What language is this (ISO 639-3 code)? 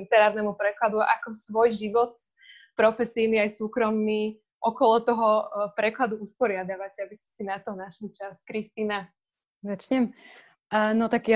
slk